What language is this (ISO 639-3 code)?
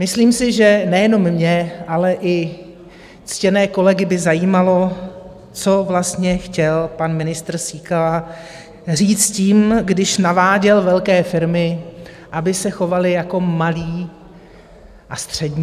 ces